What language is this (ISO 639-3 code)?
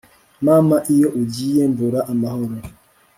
kin